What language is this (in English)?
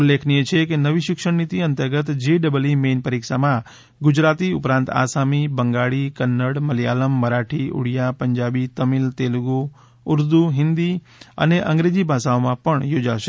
Gujarati